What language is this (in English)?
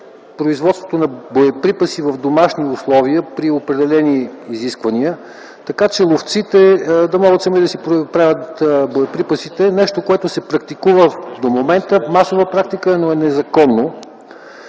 Bulgarian